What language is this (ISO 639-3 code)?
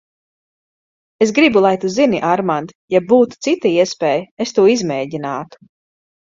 lav